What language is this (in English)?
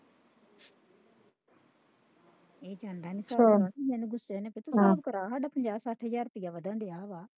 Punjabi